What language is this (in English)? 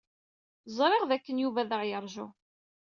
Kabyle